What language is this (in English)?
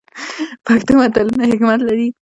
Pashto